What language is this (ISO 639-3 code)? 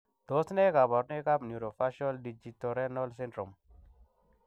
kln